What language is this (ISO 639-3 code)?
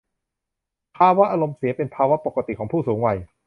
tha